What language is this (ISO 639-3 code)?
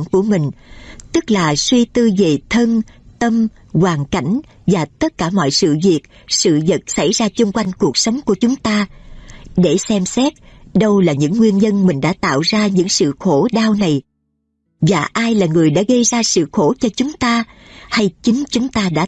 vie